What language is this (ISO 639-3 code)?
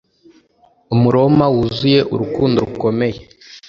kin